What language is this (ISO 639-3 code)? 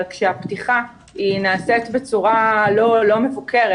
heb